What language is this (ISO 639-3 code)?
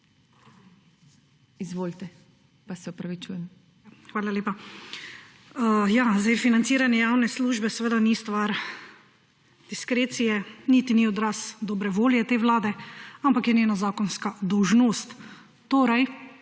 slv